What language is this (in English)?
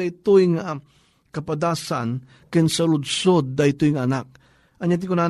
Filipino